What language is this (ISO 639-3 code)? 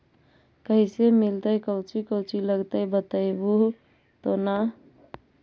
mag